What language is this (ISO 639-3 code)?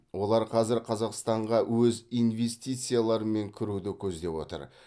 kaz